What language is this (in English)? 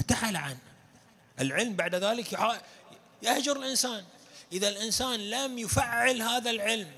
Arabic